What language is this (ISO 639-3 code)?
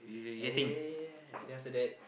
eng